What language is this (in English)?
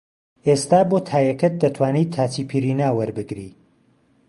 Central Kurdish